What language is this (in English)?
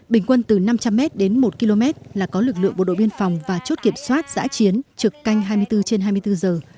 Vietnamese